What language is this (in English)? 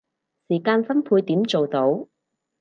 Cantonese